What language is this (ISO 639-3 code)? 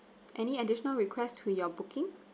eng